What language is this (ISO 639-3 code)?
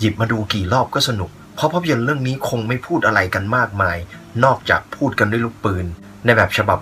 tha